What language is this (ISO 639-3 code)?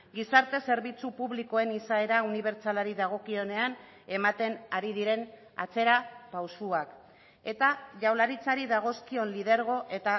eus